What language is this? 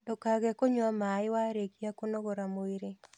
Kikuyu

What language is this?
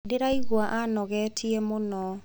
Kikuyu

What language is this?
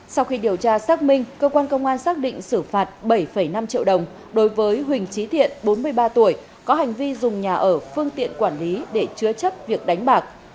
Vietnamese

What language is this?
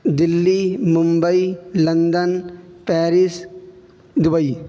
Urdu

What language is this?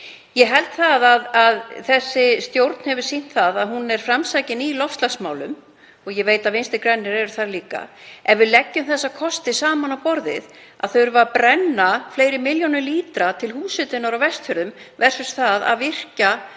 Icelandic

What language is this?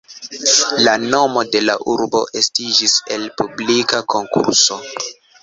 Esperanto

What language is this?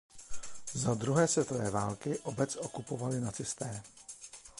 Czech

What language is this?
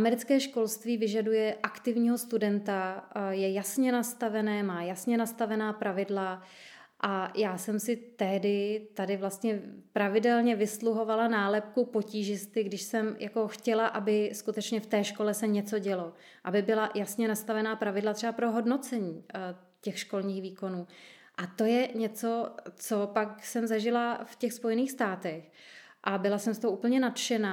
Czech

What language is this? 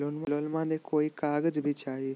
Magahi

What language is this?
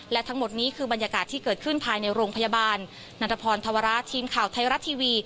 Thai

